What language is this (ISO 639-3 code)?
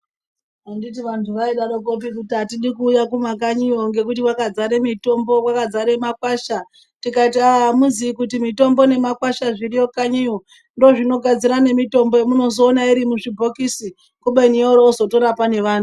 ndc